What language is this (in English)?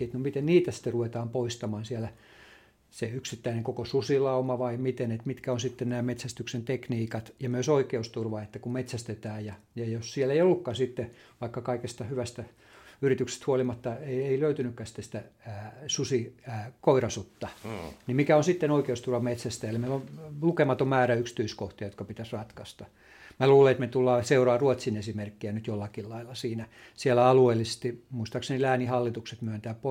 Finnish